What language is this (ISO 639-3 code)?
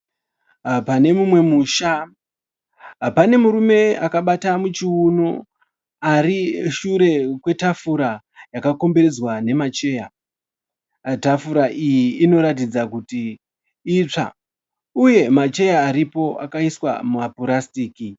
sna